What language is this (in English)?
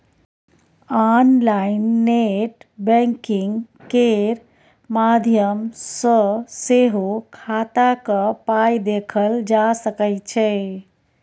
Maithili